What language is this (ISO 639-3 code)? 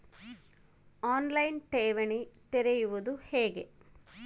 kan